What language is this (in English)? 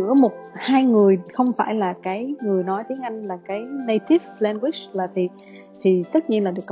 Vietnamese